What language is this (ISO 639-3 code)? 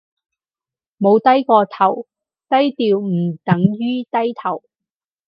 yue